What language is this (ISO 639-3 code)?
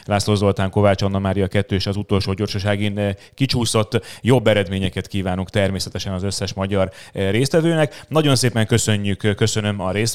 hun